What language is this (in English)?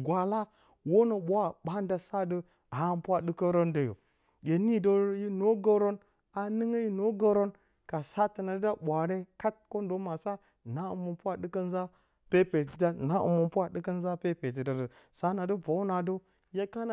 Bacama